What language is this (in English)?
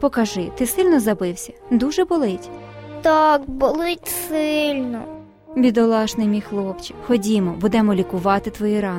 Ukrainian